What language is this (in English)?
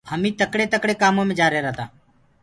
Gurgula